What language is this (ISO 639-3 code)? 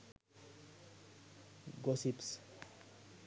sin